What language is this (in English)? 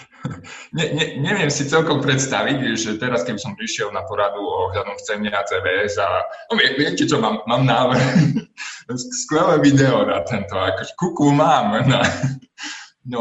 Slovak